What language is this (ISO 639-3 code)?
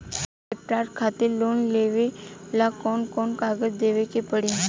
bho